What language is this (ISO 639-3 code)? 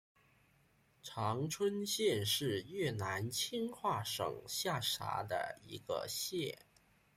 zho